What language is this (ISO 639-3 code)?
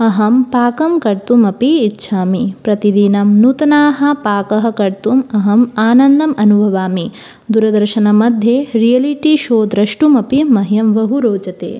san